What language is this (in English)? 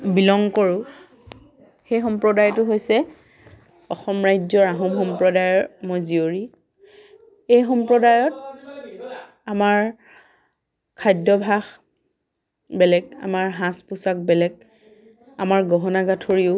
Assamese